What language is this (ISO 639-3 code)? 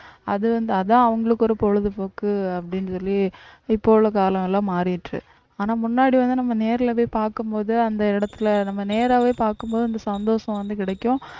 tam